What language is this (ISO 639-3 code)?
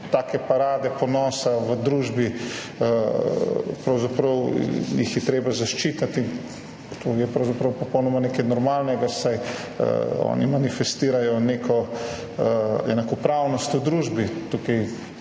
slv